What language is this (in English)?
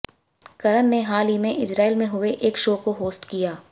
Hindi